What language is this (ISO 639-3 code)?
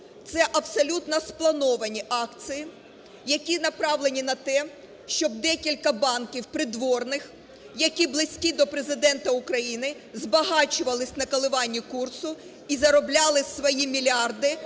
ukr